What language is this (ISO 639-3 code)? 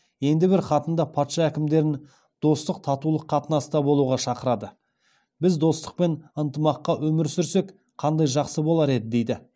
kaz